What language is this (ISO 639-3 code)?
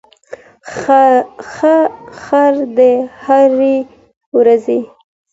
pus